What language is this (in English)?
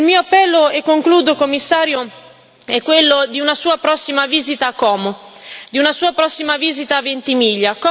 Italian